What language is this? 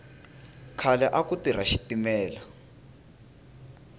Tsonga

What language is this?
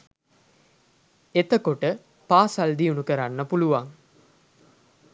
Sinhala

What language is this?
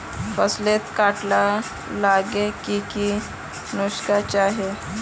Magahi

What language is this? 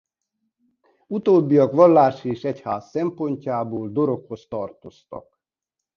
Hungarian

